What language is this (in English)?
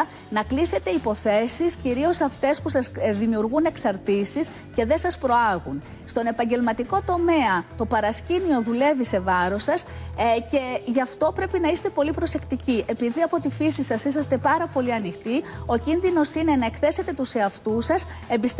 Greek